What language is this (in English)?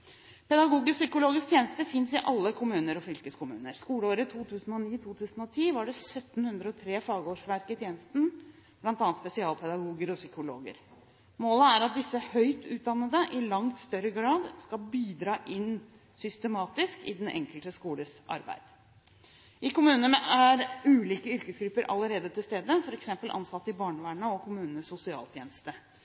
Norwegian Bokmål